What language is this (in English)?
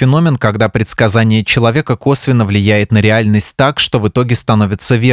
Russian